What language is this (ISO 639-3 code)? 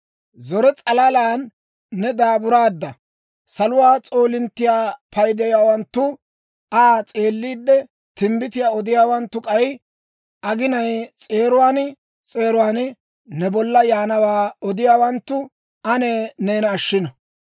dwr